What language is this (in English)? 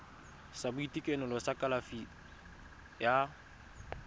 Tswana